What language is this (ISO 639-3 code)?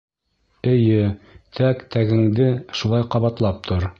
bak